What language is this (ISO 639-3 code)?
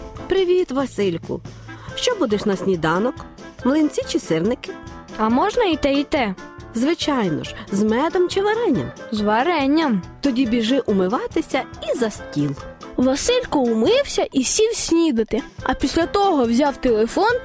ukr